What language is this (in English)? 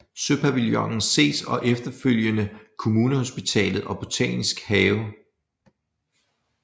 Danish